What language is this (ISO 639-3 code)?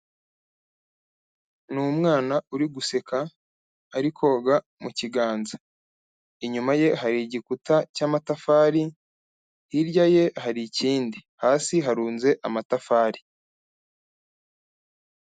kin